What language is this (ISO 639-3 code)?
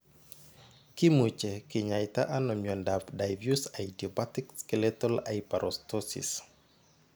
kln